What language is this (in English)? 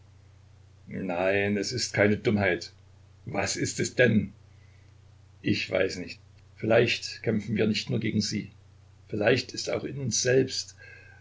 German